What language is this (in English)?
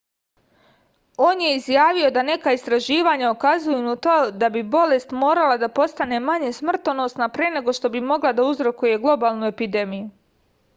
Serbian